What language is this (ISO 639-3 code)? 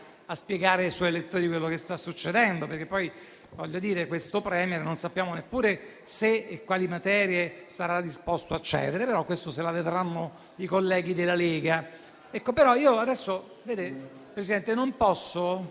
ita